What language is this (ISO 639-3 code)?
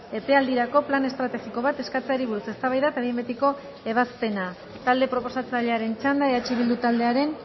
eus